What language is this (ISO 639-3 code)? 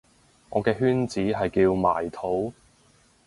yue